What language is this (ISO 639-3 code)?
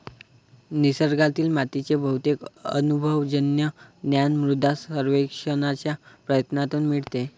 mar